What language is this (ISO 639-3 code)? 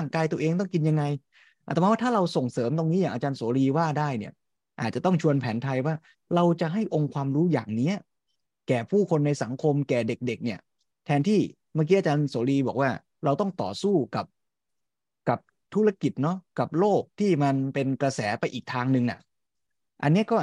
tha